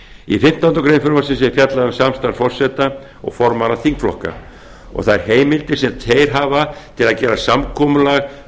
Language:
Icelandic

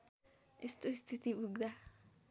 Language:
Nepali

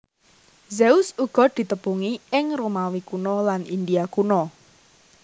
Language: Javanese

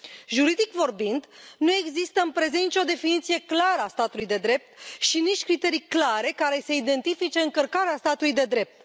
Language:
Romanian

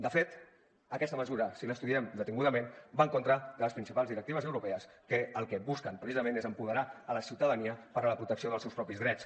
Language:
Catalan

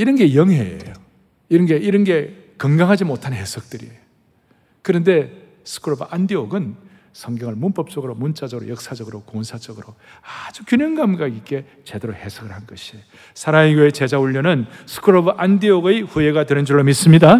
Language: Korean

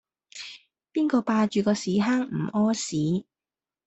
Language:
Cantonese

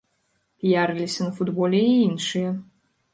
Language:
Belarusian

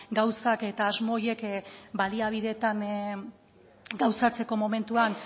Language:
Basque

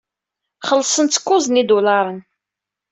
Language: Kabyle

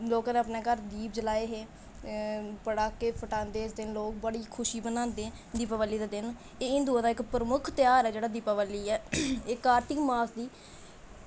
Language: Dogri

